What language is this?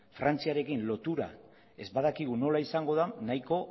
Basque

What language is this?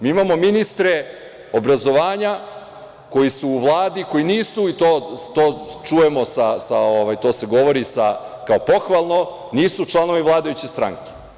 Serbian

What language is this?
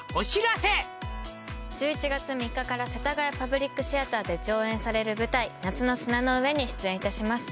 Japanese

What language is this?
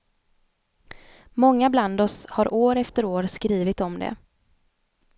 Swedish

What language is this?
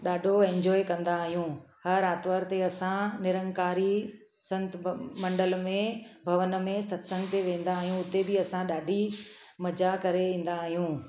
Sindhi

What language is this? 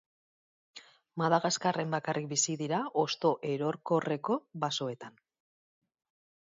Basque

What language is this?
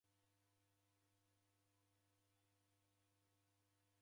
Taita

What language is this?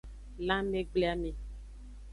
Aja (Benin)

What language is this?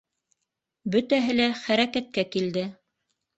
Bashkir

